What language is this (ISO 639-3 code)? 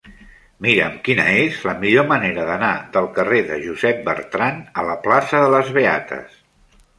cat